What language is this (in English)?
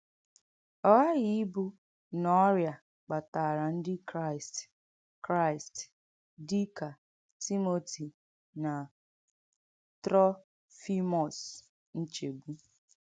Igbo